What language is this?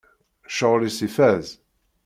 Kabyle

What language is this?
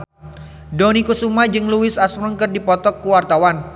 Sundanese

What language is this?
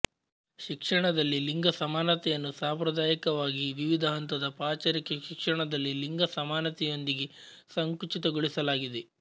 Kannada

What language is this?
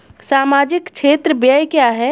Hindi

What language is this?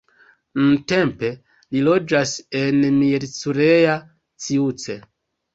Esperanto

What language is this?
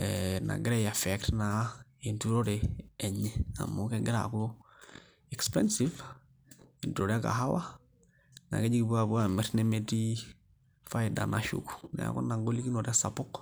Masai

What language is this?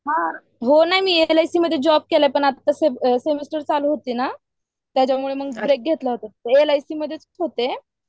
Marathi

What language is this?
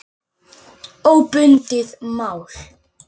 Icelandic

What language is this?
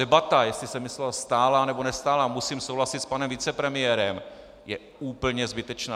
Czech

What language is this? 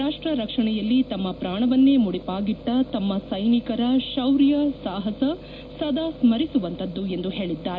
Kannada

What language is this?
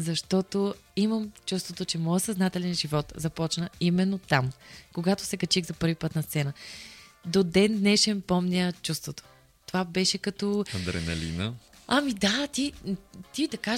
Bulgarian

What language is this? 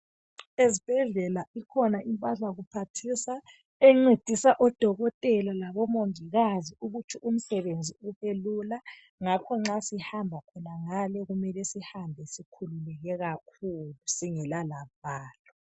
North Ndebele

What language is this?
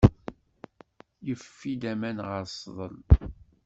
Kabyle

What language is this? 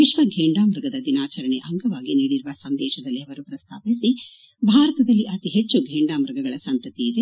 Kannada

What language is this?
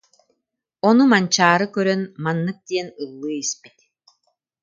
Yakut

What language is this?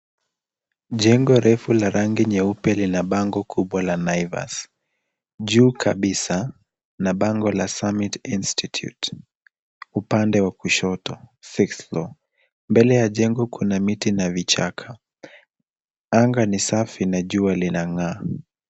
Swahili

